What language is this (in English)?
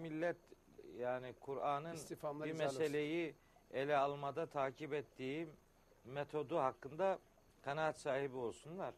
Turkish